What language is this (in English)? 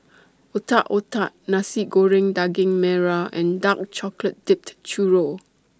English